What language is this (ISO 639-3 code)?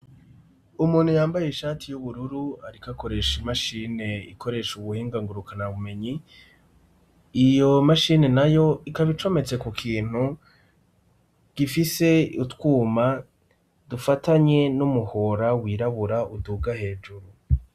run